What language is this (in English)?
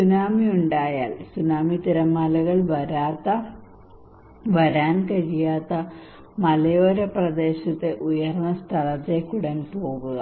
Malayalam